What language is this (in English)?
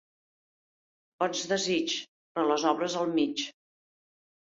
Catalan